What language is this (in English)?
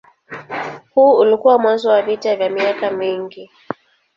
Swahili